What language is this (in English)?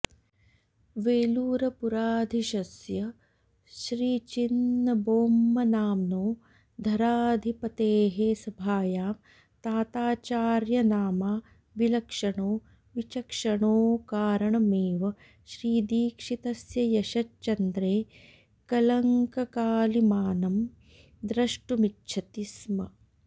Sanskrit